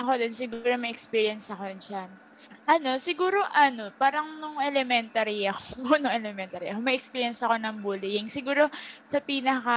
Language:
Filipino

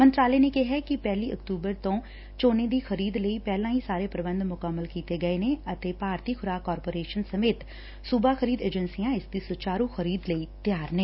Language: Punjabi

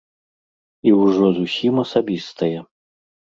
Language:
Belarusian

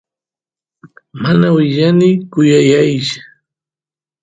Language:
Santiago del Estero Quichua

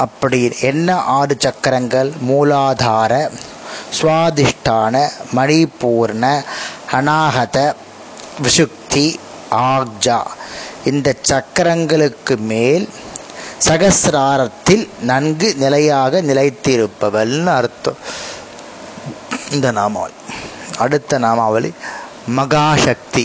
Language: Tamil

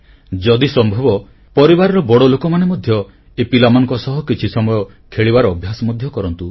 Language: Odia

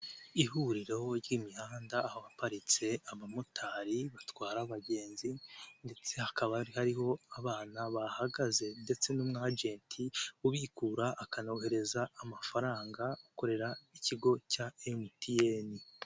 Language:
Kinyarwanda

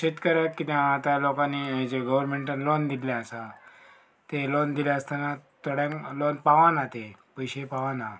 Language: Konkani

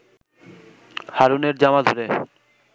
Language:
Bangla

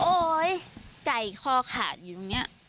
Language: Thai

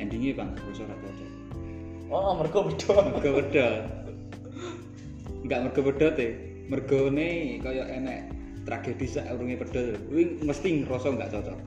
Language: Indonesian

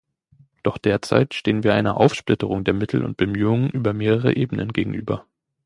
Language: German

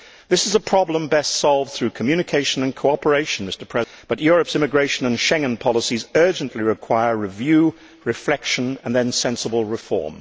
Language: English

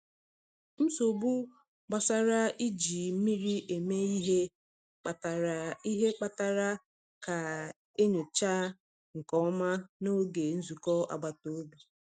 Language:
Igbo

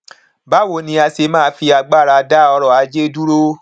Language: Yoruba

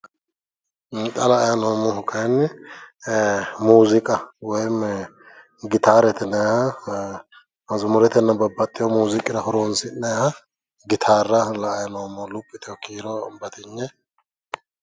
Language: Sidamo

